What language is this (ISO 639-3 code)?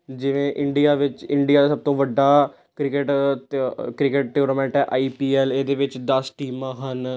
pan